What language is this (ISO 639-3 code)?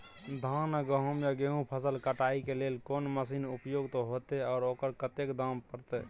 mai